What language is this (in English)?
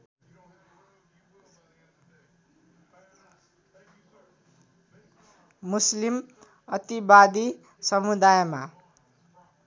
Nepali